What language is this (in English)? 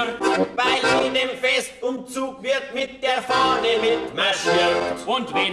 German